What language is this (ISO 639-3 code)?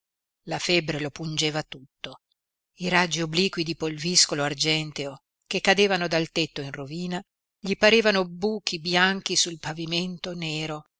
ita